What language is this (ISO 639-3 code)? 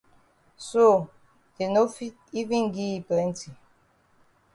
wes